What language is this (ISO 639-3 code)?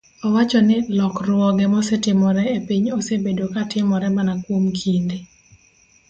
luo